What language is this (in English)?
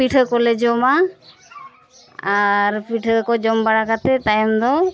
Santali